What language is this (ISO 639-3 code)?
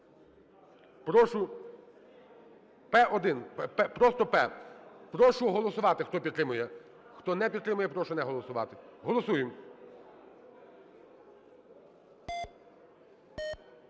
ukr